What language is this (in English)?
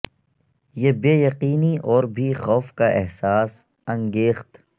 Urdu